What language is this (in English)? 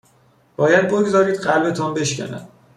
Persian